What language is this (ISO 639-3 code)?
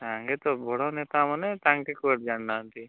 ori